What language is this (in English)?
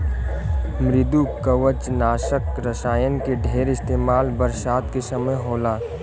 Bhojpuri